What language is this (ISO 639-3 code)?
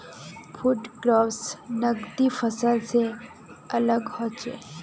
mag